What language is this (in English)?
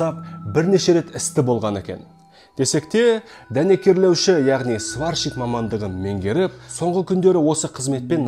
Russian